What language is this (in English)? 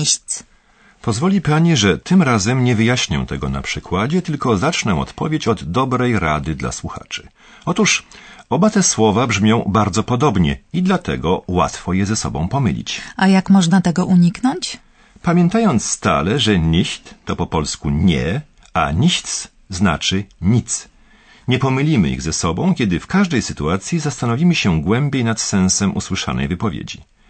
Polish